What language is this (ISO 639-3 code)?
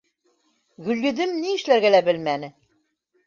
bak